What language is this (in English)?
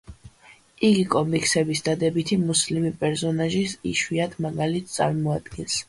Georgian